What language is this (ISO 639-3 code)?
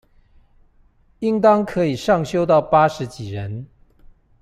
zho